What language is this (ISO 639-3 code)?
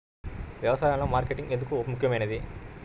tel